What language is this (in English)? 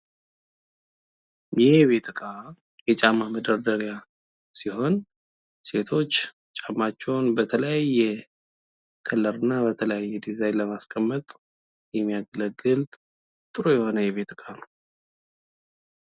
Amharic